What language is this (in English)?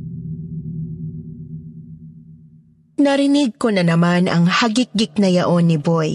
Filipino